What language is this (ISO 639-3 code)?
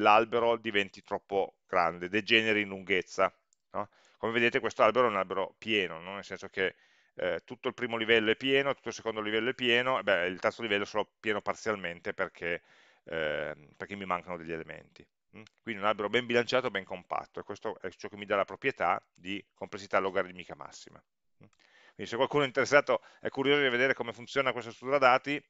ita